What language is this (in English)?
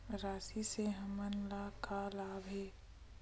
Chhattisgarhi